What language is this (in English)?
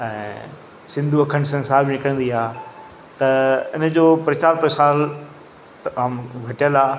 Sindhi